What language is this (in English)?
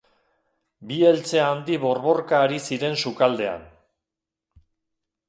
Basque